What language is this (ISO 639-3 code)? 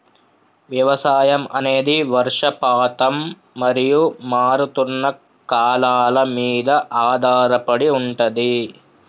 tel